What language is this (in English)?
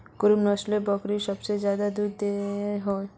Magahi